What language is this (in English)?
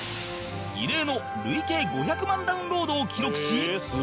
Japanese